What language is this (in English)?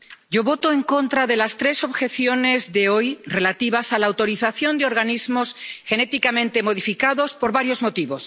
Spanish